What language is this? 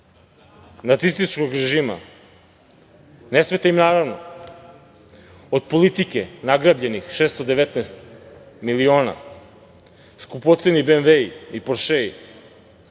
Serbian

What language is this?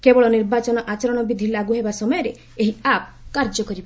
Odia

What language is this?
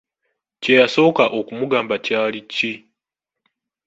Ganda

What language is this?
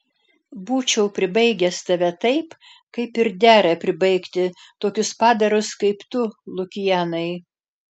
Lithuanian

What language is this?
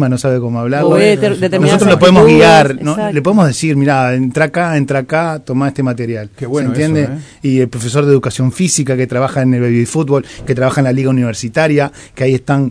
Spanish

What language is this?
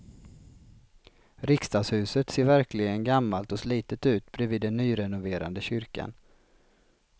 Swedish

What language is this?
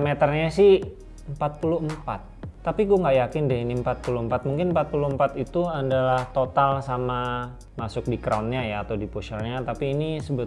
Indonesian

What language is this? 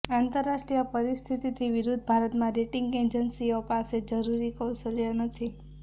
Gujarati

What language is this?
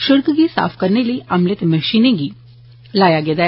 Dogri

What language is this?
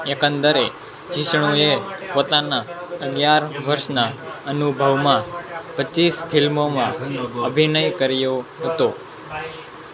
Gujarati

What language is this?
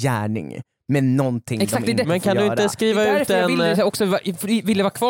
Swedish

